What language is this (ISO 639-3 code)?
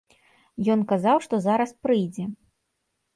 bel